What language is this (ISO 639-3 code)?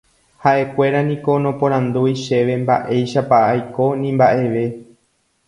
grn